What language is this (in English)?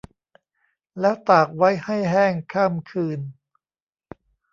Thai